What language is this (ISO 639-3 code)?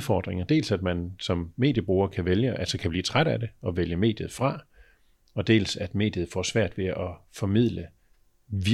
dan